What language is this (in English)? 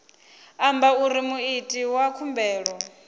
Venda